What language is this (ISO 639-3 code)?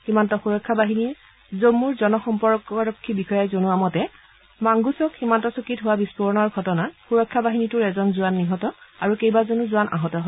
asm